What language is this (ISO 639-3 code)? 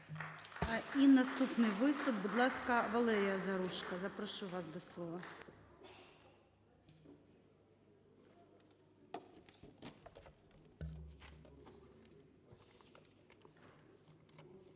ukr